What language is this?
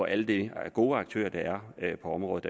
Danish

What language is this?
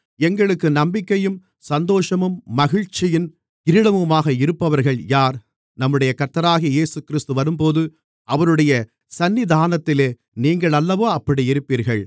Tamil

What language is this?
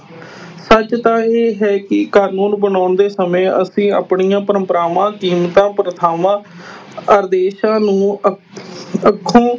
Punjabi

